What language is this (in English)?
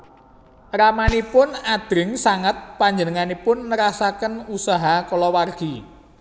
Javanese